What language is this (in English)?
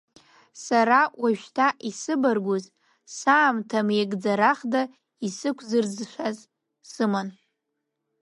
Abkhazian